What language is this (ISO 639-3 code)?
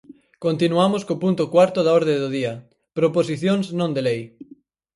glg